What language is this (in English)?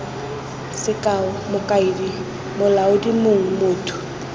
Tswana